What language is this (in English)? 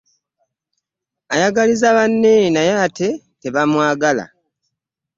Ganda